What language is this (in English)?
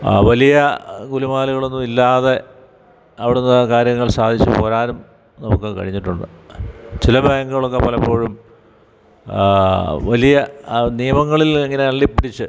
Malayalam